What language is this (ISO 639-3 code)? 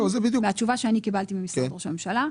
heb